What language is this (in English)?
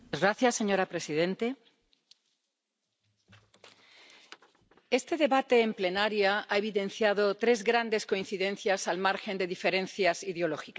Spanish